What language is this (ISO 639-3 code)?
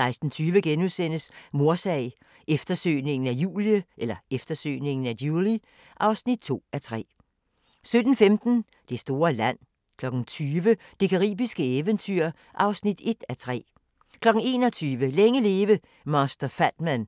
dan